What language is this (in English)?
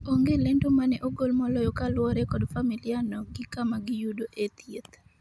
Luo (Kenya and Tanzania)